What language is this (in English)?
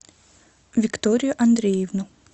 Russian